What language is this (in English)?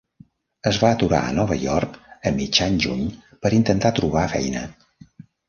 Catalan